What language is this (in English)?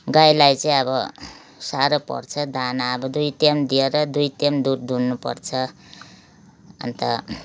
Nepali